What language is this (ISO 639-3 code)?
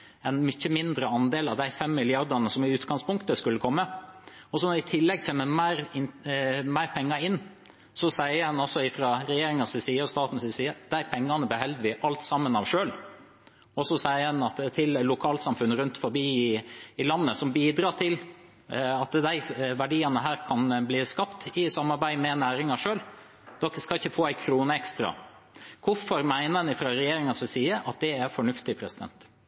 nob